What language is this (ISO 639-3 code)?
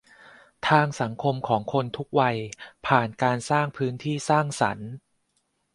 tha